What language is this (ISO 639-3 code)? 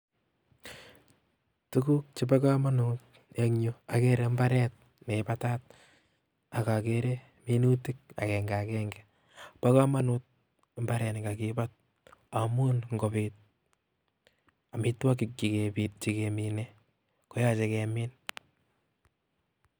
kln